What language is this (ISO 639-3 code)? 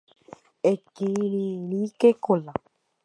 grn